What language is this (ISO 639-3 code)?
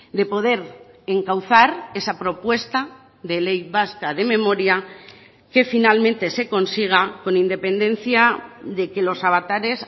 spa